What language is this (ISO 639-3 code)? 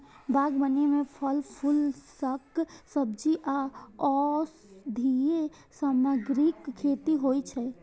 mai